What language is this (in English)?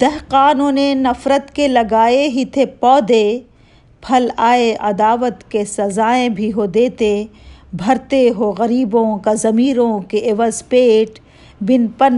Urdu